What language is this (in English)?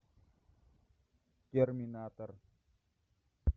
Russian